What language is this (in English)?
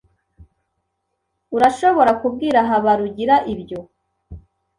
Kinyarwanda